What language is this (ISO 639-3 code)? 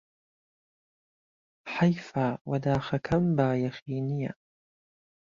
ckb